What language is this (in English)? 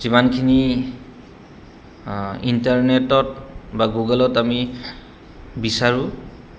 Assamese